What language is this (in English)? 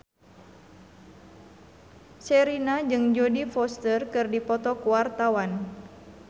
Sundanese